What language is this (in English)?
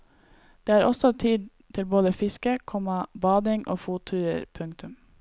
Norwegian